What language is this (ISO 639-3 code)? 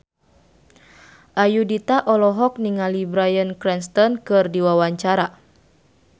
sun